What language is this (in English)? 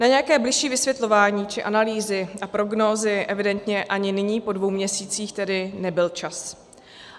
Czech